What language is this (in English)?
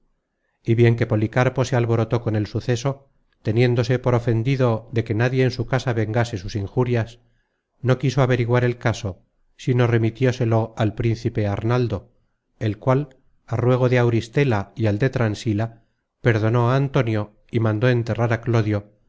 Spanish